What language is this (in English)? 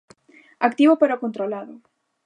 Galician